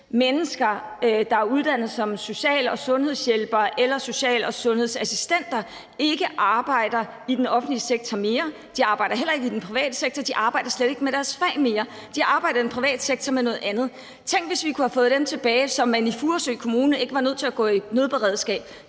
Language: Danish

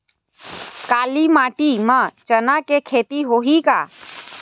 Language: Chhattisgarhi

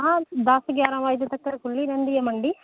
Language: Punjabi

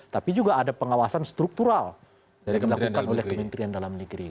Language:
Indonesian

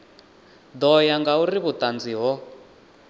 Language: Venda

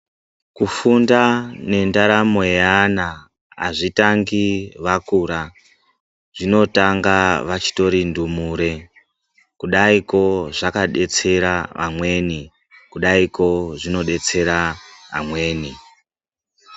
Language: Ndau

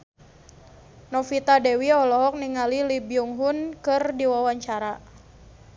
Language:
Sundanese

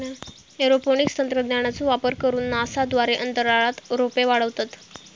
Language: Marathi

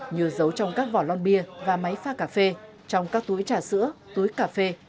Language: Vietnamese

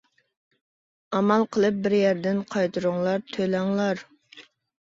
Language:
Uyghur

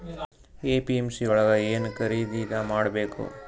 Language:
Kannada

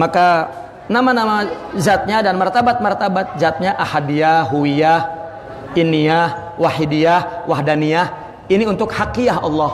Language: Indonesian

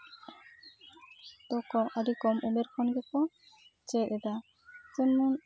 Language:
Santali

